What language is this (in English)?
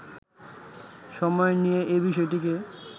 Bangla